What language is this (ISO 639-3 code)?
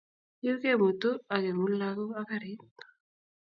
kln